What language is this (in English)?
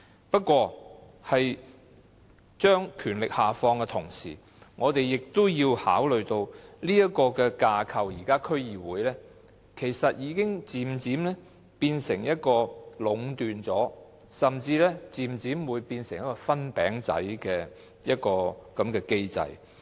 Cantonese